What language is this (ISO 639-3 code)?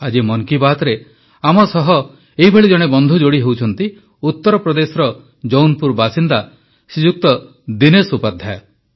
ori